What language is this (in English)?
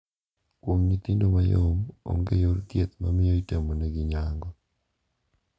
Luo (Kenya and Tanzania)